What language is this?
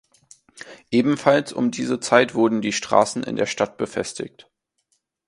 German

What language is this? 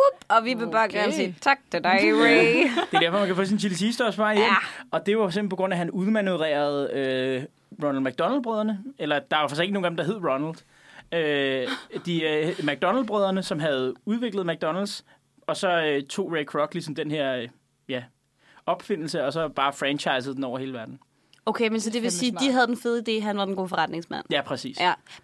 Danish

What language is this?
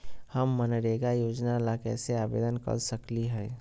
Magahi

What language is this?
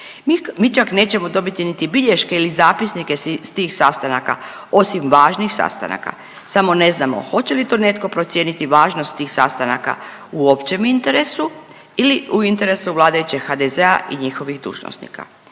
Croatian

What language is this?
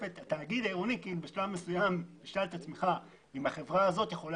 Hebrew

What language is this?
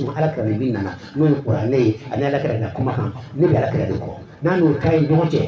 French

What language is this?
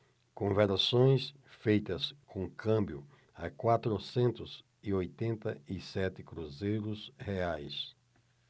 Portuguese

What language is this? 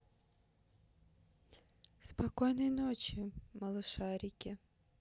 Russian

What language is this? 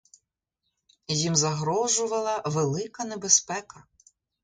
Ukrainian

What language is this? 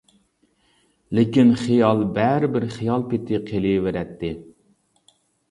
Uyghur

